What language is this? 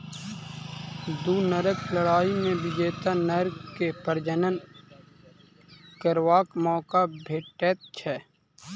Maithili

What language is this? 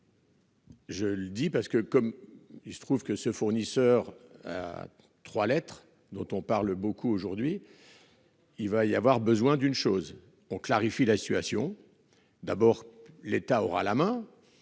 French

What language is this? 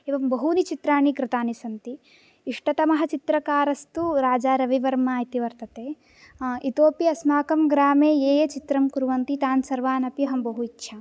Sanskrit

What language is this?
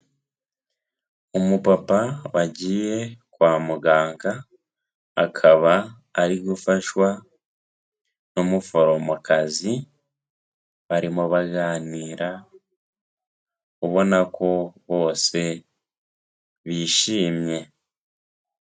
Kinyarwanda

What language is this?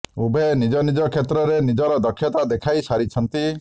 Odia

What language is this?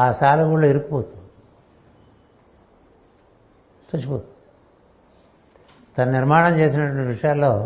Telugu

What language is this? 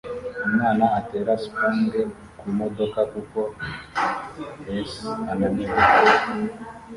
Kinyarwanda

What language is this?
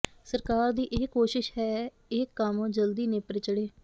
Punjabi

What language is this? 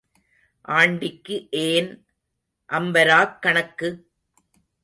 Tamil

